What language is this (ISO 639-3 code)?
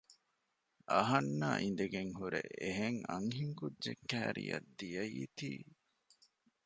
div